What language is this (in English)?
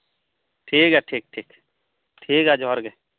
Santali